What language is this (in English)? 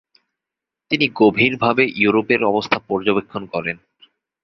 Bangla